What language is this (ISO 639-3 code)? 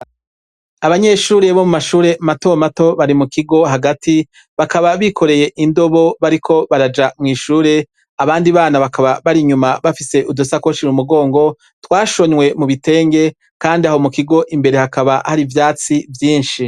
run